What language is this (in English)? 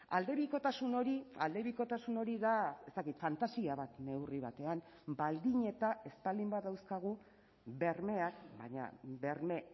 Basque